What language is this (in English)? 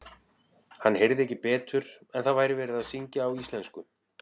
Icelandic